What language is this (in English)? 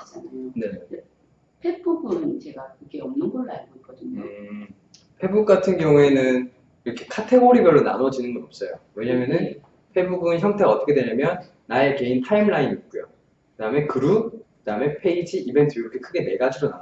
Korean